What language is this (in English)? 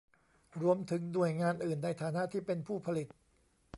Thai